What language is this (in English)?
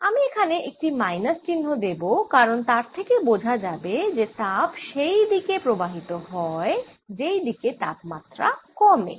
Bangla